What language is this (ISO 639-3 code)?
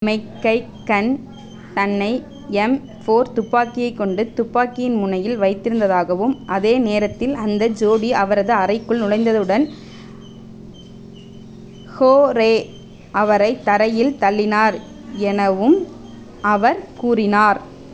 tam